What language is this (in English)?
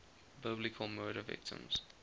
English